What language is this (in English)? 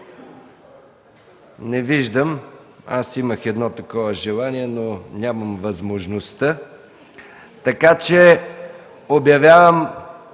Bulgarian